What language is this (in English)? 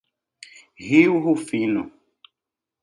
Portuguese